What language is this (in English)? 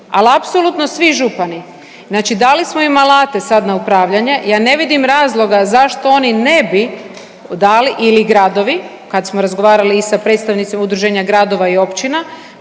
Croatian